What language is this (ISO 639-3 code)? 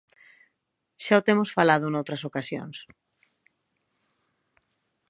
glg